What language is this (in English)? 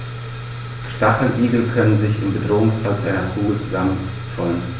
German